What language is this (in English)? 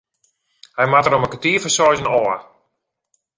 Western Frisian